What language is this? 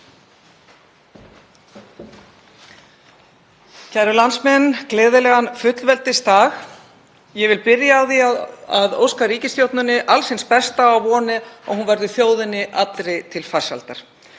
Icelandic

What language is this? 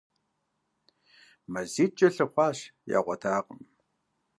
Kabardian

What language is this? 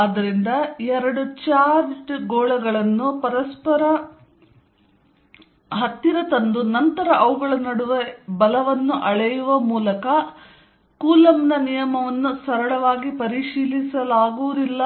Kannada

